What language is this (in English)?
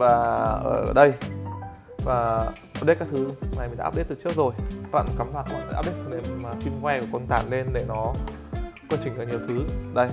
Vietnamese